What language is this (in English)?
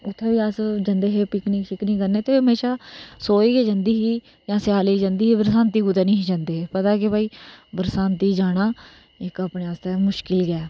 Dogri